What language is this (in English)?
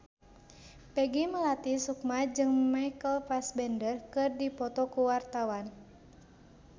Sundanese